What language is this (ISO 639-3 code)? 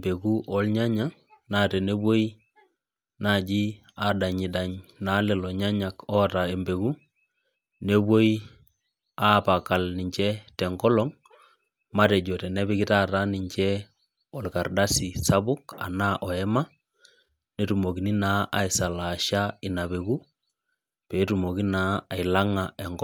mas